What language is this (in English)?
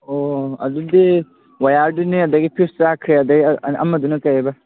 Manipuri